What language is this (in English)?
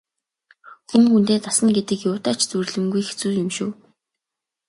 Mongolian